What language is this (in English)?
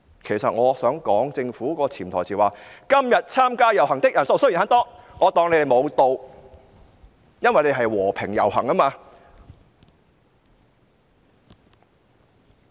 Cantonese